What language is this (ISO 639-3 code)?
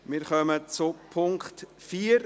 gsw